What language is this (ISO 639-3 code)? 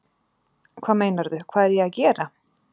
isl